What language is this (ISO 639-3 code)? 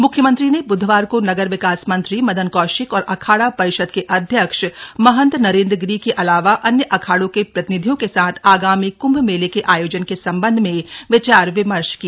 hin